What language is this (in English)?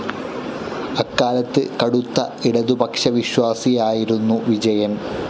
Malayalam